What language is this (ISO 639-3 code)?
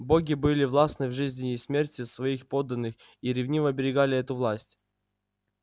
rus